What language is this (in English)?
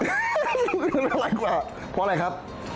Thai